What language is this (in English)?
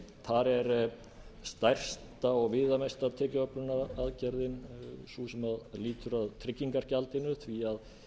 Icelandic